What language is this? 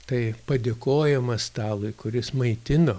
Lithuanian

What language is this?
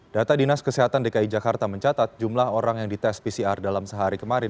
Indonesian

